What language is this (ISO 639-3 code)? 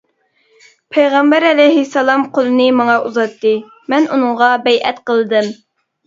uig